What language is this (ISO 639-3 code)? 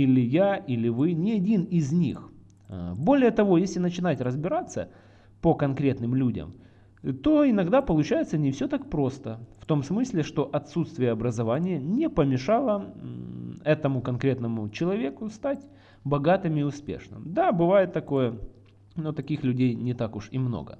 rus